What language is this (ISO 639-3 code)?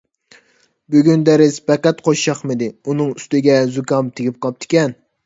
uig